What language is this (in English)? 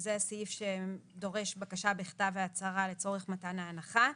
Hebrew